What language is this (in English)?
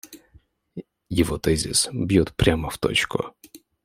Russian